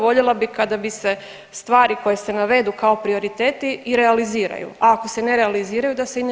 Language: Croatian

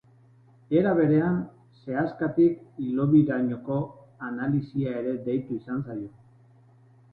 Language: Basque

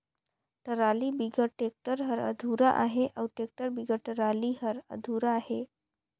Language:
Chhattisgarhi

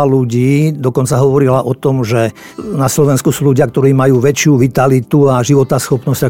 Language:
Slovak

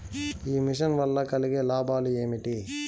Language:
Telugu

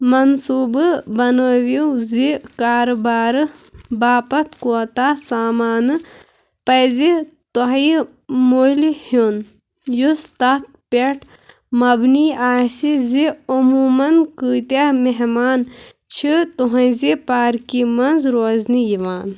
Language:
Kashmiri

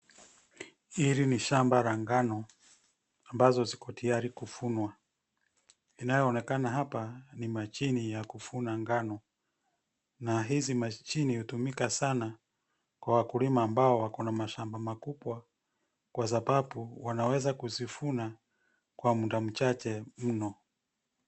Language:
Swahili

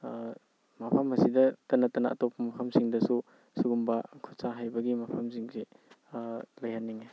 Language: Manipuri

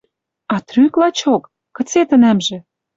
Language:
Western Mari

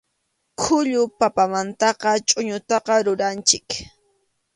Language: Arequipa-La Unión Quechua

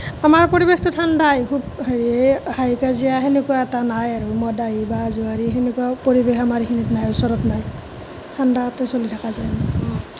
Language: Assamese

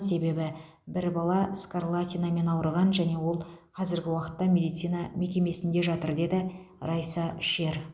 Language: Kazakh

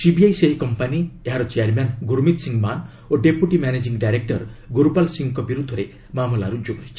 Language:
Odia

